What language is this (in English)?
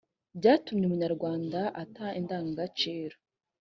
Kinyarwanda